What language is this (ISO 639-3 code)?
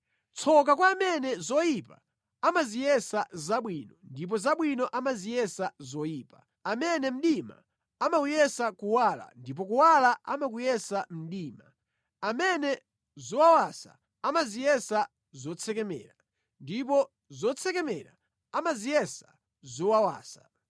nya